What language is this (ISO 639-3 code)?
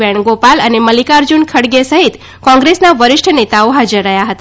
guj